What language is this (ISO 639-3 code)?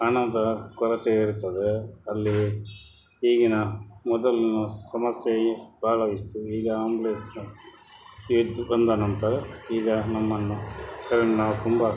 kan